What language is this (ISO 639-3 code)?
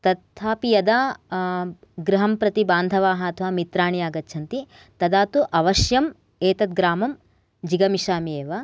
san